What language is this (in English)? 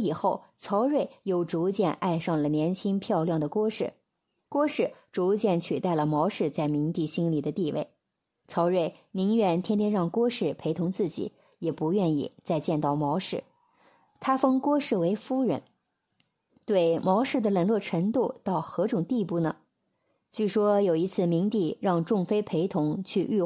Chinese